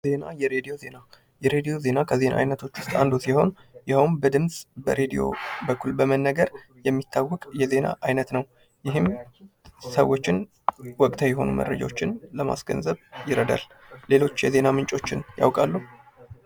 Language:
Amharic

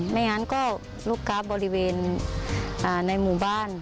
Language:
Thai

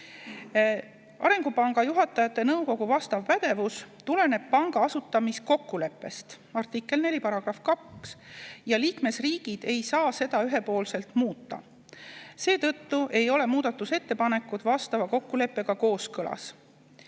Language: Estonian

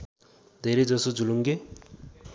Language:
Nepali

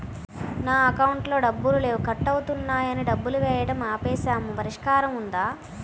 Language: Telugu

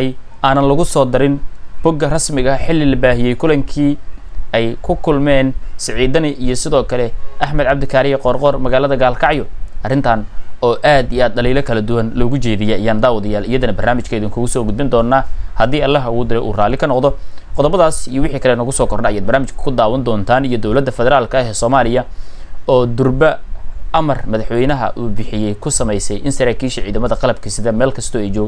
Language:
Arabic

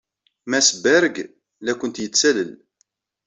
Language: Kabyle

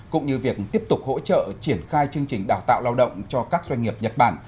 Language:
Vietnamese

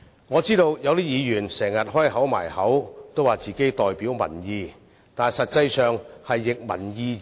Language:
Cantonese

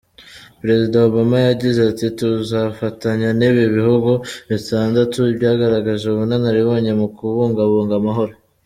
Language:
Kinyarwanda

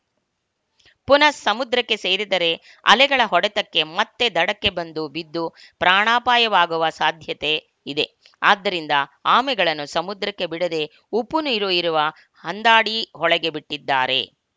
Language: Kannada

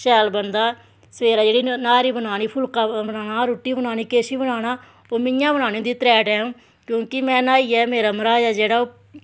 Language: Dogri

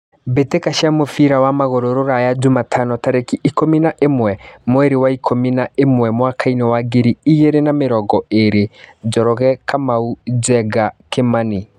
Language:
Kikuyu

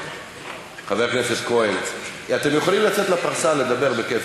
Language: Hebrew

